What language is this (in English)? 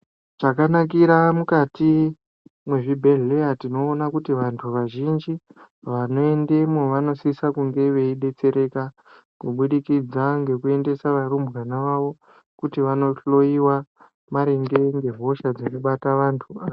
Ndau